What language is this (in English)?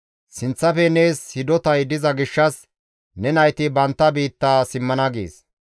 Gamo